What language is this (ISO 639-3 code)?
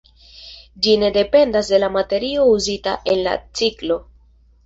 epo